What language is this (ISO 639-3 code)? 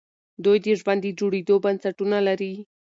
pus